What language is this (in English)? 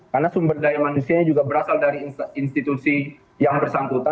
Indonesian